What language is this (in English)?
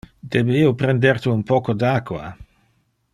Interlingua